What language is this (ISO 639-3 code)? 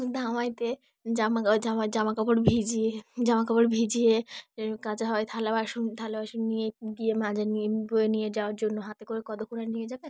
ben